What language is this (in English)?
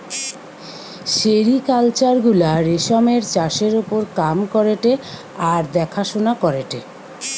Bangla